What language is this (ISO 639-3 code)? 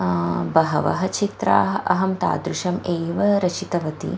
san